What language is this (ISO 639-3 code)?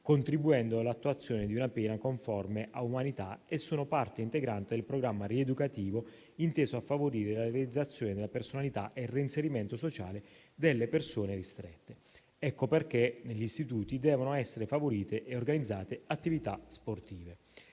ita